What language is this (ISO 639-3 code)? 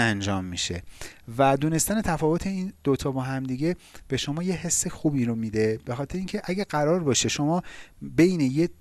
fas